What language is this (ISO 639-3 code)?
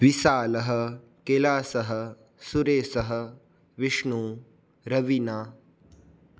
san